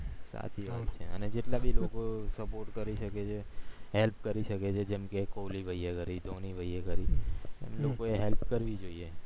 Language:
Gujarati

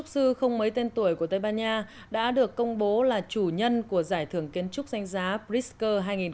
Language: Vietnamese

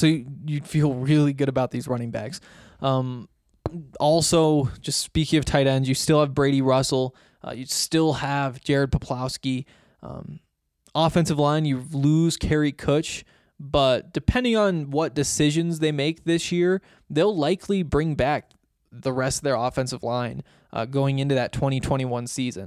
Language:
English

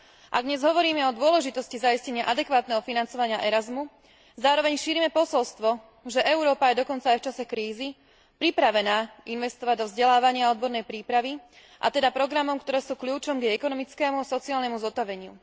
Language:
Slovak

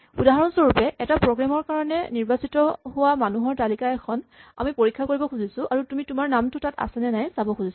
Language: Assamese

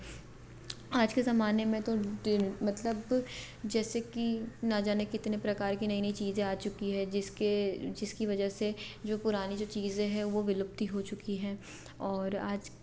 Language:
Hindi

